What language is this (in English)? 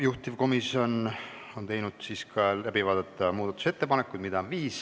Estonian